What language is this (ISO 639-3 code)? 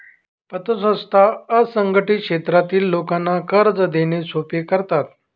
mar